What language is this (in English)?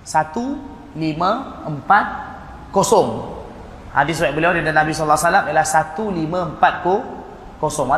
Malay